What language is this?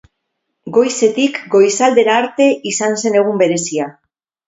Basque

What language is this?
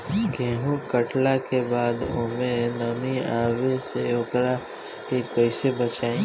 Bhojpuri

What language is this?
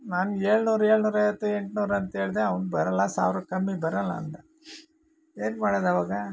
Kannada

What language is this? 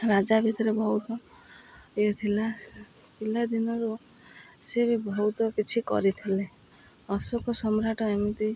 Odia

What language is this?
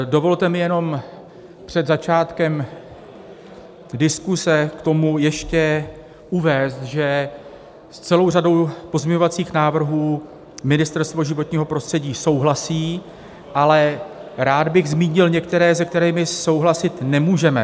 Czech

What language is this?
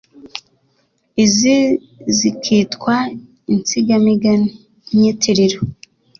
Kinyarwanda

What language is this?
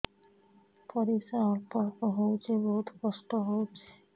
Odia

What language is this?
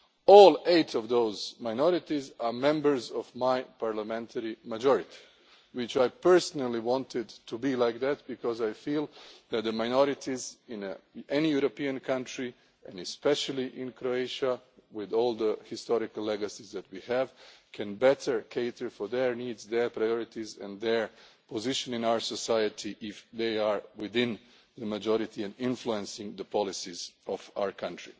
English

